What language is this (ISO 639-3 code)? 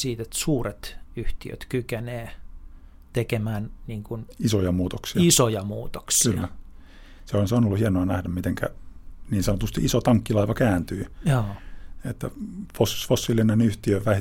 fin